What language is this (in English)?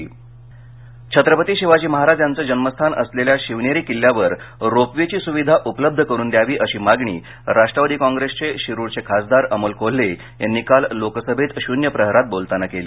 Marathi